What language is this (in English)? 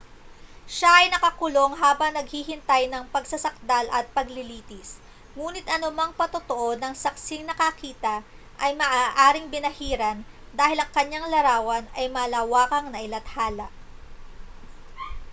Filipino